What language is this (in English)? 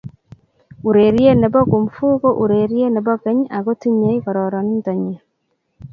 Kalenjin